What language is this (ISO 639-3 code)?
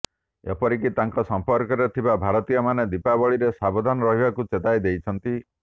ori